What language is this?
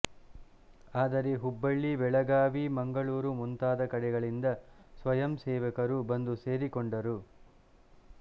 Kannada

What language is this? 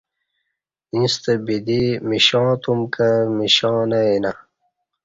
Kati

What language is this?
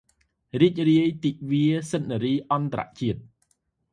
Khmer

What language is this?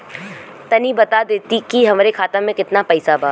Bhojpuri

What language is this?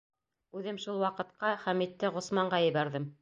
Bashkir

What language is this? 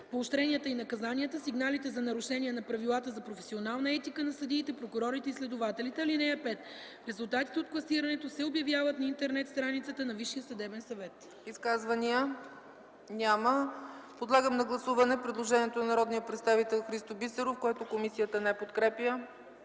Bulgarian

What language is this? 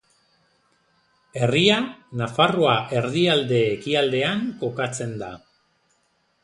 Basque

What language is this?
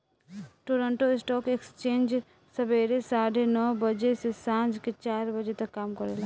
Bhojpuri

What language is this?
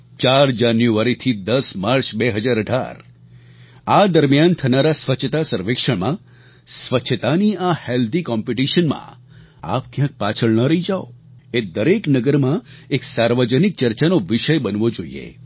Gujarati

